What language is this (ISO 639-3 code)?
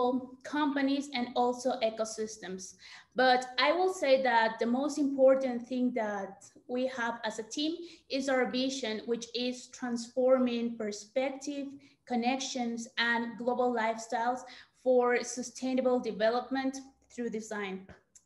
eng